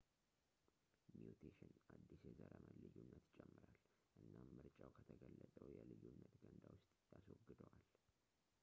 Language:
Amharic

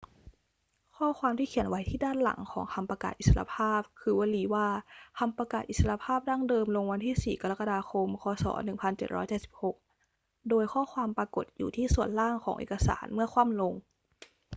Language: Thai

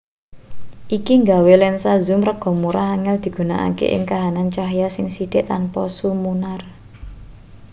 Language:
Javanese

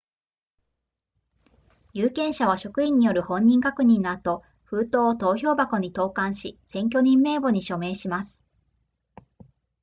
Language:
Japanese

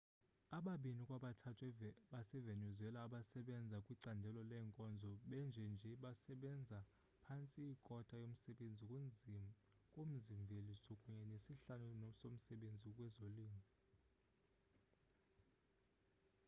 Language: Xhosa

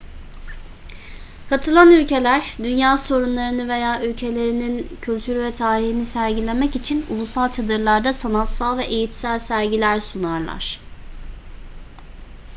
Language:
Turkish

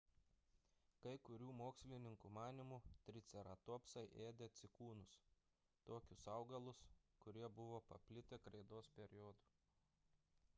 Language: Lithuanian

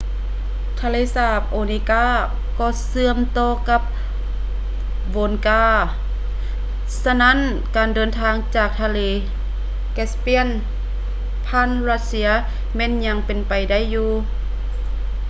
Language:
Lao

